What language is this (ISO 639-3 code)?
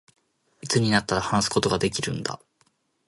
jpn